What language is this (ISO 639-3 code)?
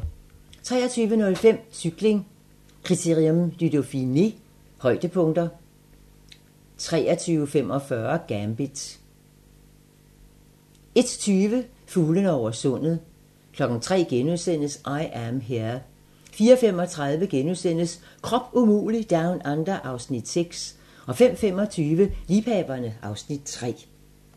dan